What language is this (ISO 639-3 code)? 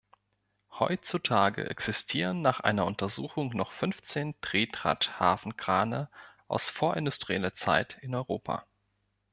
deu